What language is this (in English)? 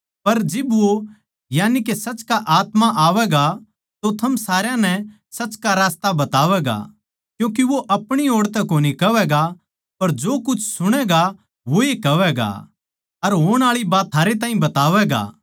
Haryanvi